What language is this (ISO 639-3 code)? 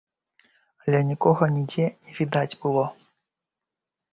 bel